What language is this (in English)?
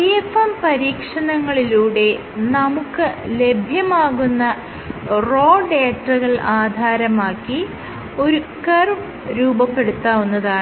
Malayalam